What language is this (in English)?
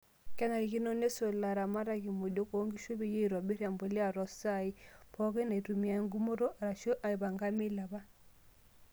Masai